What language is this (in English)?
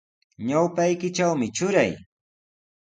Sihuas Ancash Quechua